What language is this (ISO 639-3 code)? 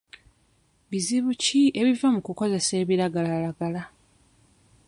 lug